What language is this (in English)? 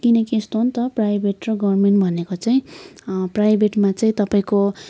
Nepali